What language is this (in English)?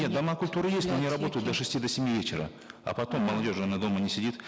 Kazakh